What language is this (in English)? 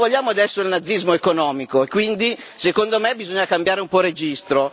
Italian